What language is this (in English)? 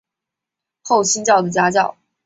Chinese